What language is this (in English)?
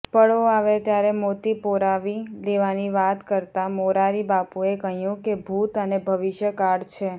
Gujarati